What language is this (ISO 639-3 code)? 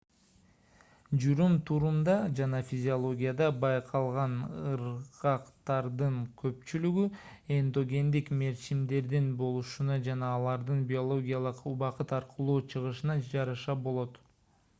kir